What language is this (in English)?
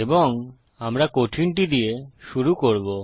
Bangla